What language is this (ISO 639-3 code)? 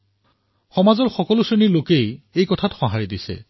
asm